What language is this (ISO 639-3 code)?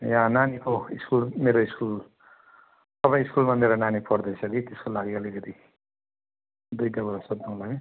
nep